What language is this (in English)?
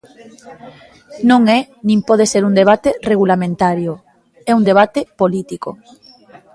Galician